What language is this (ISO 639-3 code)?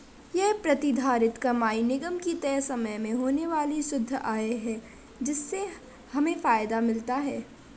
hin